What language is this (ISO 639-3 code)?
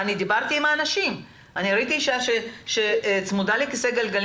heb